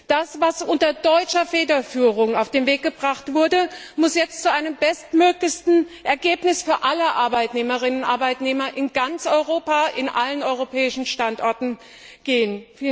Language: German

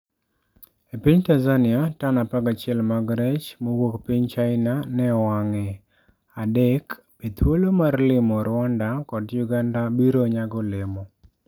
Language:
Luo (Kenya and Tanzania)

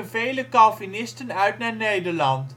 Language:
Dutch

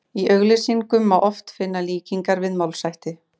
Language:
Icelandic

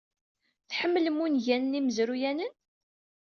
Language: Kabyle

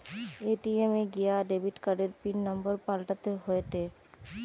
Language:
Bangla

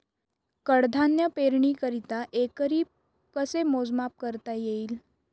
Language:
Marathi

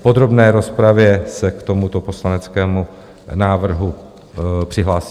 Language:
Czech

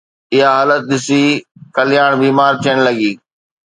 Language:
Sindhi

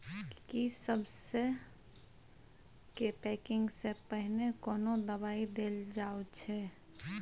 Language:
Maithili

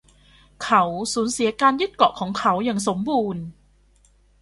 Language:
Thai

